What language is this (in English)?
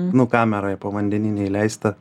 Lithuanian